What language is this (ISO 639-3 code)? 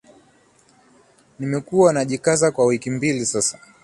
swa